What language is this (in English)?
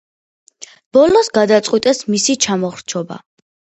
Georgian